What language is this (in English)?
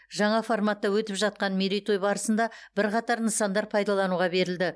Kazakh